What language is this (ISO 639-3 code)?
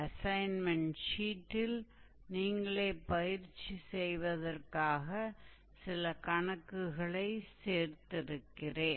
tam